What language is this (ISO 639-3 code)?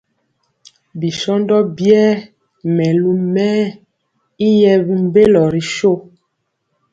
mcx